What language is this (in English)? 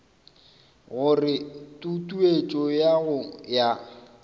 Northern Sotho